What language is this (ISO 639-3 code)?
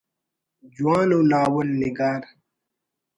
brh